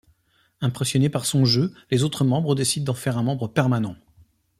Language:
French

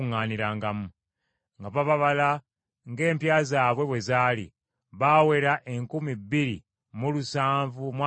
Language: Ganda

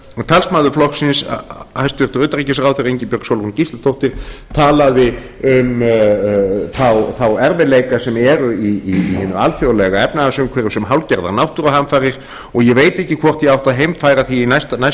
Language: Icelandic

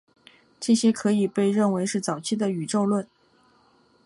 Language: Chinese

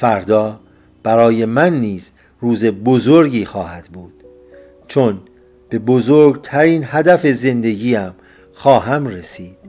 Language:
Persian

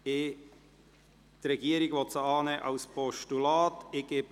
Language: Swiss German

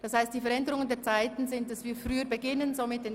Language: Swiss German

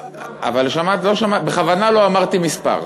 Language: Hebrew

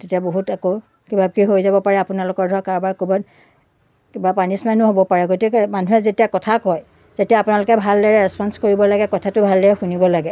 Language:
Assamese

